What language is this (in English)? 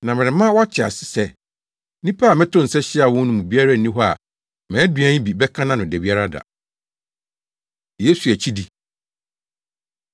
Akan